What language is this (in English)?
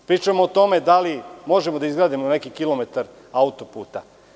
Serbian